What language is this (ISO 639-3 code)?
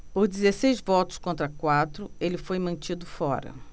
por